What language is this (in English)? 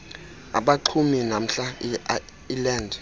Xhosa